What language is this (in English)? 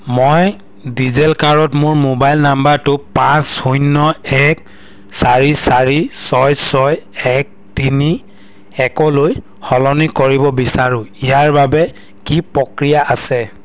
Assamese